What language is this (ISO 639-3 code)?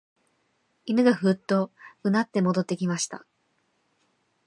jpn